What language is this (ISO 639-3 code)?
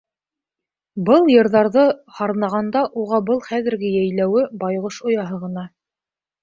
bak